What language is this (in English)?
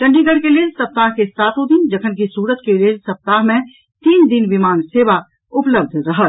Maithili